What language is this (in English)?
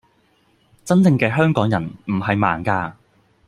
Cantonese